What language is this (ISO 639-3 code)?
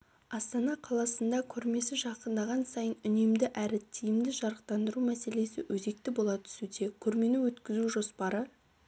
kaz